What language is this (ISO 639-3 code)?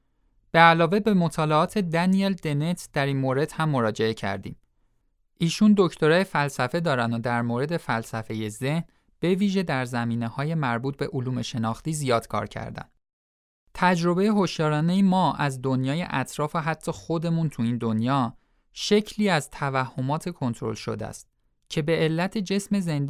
fas